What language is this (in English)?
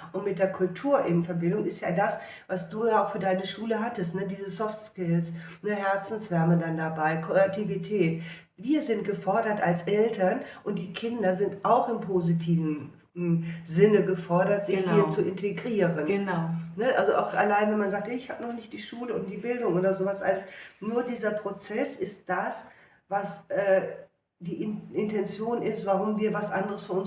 German